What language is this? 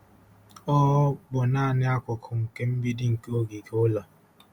Igbo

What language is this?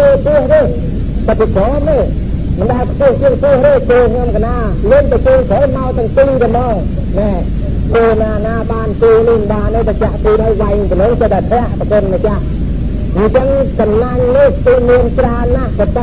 Thai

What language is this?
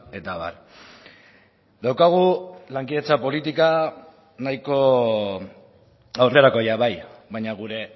Basque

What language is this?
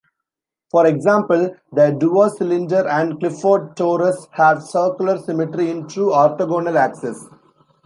English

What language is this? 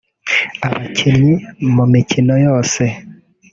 Kinyarwanda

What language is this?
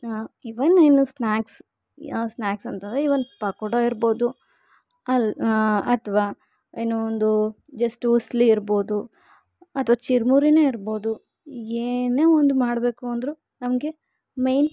Kannada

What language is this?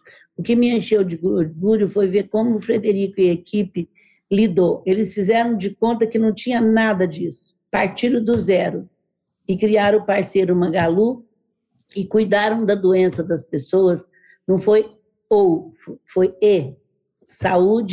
Portuguese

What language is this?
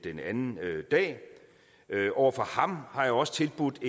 Danish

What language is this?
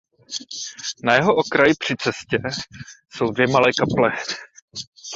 Czech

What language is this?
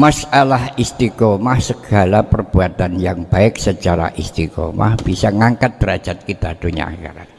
Indonesian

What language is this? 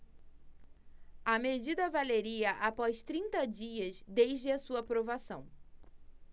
Portuguese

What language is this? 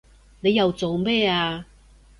Cantonese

